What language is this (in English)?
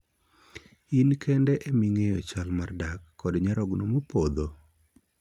Luo (Kenya and Tanzania)